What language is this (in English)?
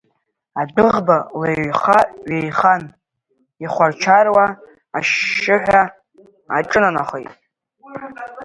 Abkhazian